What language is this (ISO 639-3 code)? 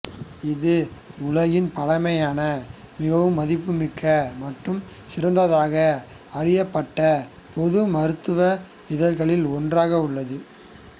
tam